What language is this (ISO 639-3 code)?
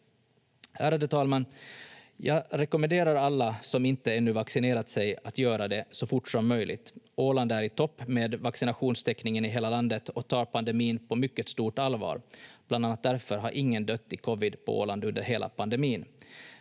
fin